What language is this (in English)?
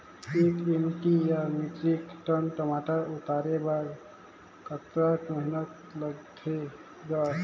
Chhattisgarhi